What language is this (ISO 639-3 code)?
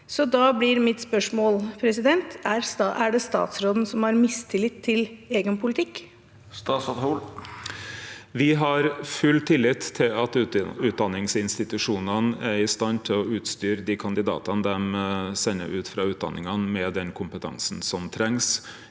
nor